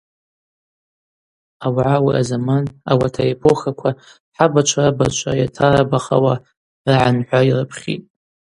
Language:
Abaza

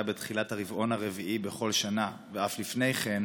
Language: Hebrew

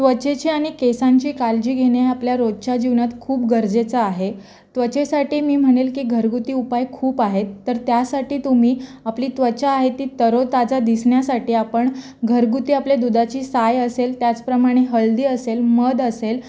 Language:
Marathi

